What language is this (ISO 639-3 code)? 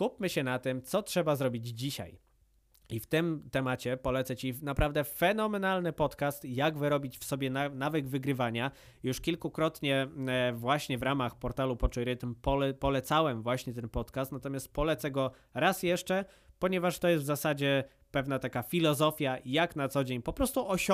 pol